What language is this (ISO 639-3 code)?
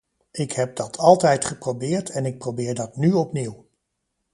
nld